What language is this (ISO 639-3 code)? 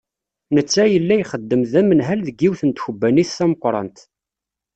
kab